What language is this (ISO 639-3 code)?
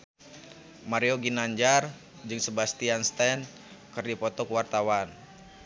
sun